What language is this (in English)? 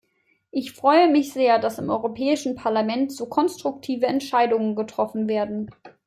German